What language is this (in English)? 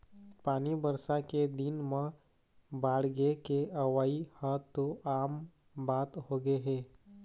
Chhattisgarhi